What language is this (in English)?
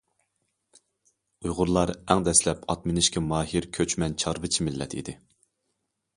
Uyghur